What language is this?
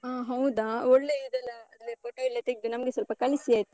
Kannada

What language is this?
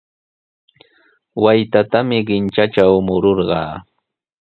Sihuas Ancash Quechua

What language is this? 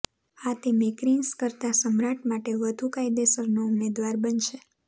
Gujarati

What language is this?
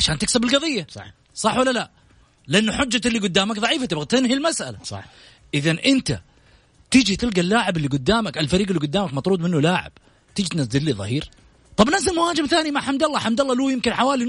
Arabic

